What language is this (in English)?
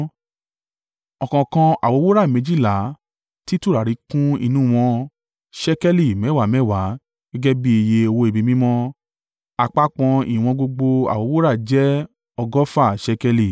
Yoruba